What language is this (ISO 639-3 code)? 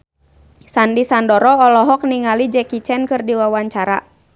sun